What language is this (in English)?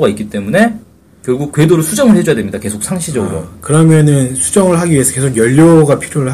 Korean